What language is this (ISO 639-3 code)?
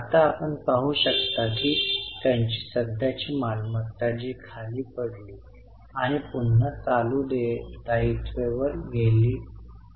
mar